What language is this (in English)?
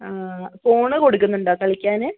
Malayalam